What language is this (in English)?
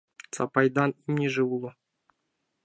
Mari